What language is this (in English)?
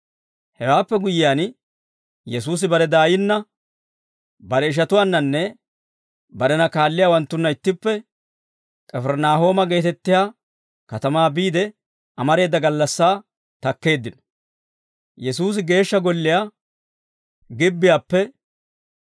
Dawro